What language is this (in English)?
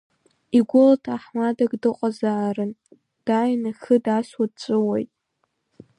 Abkhazian